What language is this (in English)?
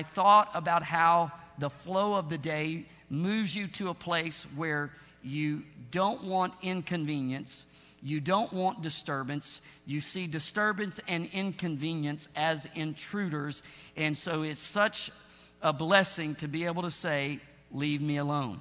English